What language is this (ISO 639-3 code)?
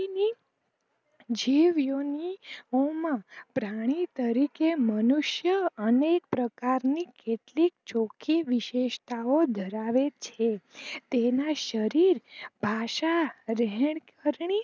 guj